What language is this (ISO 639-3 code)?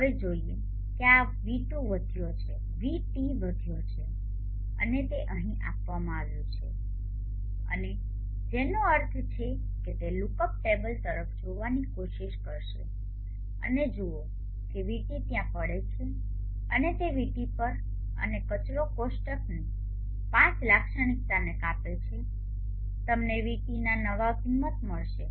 guj